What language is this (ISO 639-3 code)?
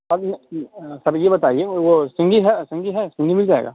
urd